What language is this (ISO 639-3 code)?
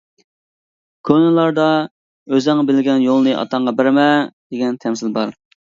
uig